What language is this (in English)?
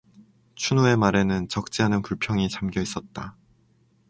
Korean